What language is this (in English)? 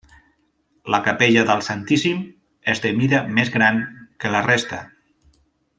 Catalan